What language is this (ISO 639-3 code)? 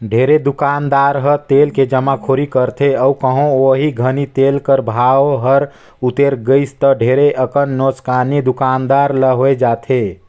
hne